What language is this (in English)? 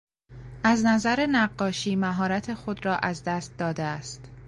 Persian